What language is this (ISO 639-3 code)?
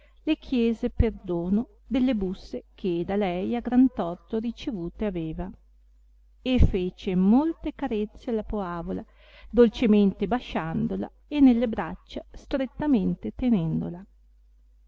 ita